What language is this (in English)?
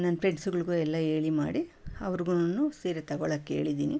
Kannada